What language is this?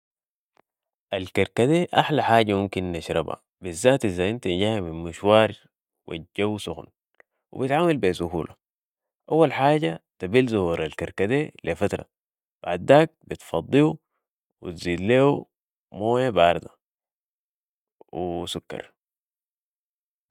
Sudanese Arabic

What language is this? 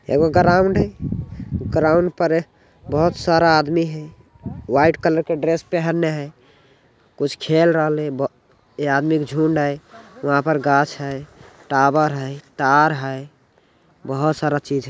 Magahi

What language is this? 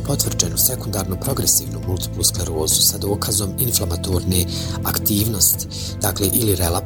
Croatian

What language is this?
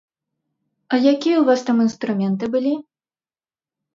Belarusian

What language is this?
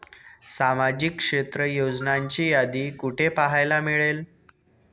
Marathi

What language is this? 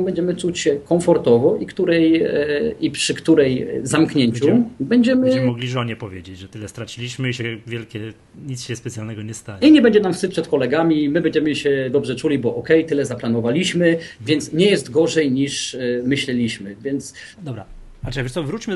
Polish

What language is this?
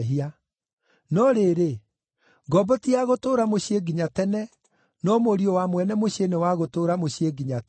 Kikuyu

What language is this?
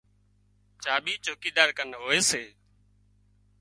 Wadiyara Koli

